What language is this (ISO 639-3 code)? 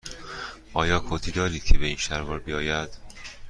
fas